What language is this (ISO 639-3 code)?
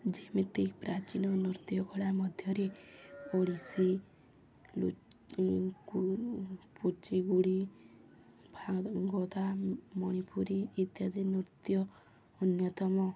ori